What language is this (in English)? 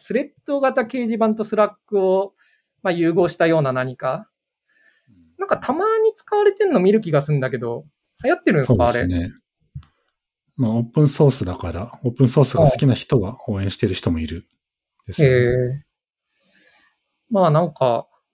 Japanese